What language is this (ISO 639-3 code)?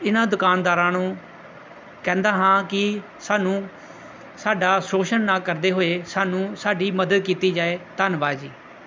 pan